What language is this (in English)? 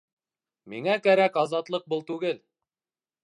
Bashkir